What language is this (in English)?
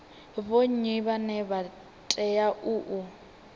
Venda